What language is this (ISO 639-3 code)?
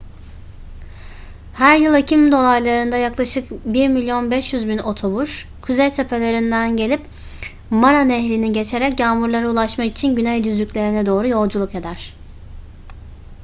tur